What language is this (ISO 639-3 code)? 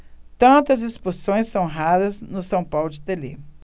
por